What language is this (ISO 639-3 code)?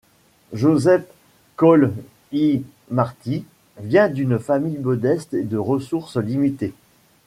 fra